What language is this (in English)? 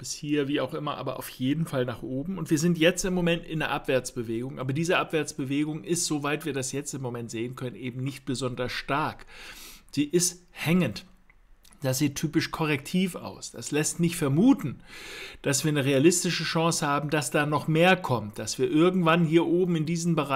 German